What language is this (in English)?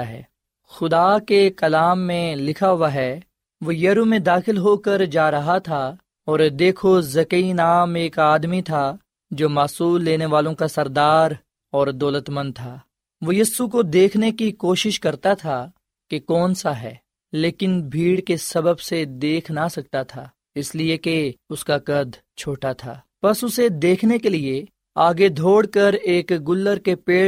Urdu